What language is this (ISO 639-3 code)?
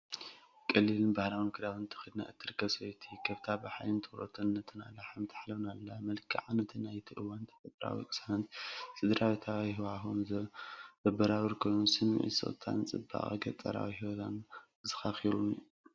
tir